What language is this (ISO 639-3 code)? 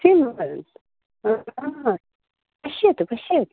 san